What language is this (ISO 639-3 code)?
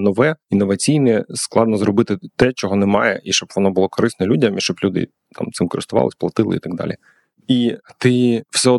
ukr